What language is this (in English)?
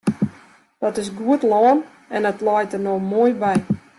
Western Frisian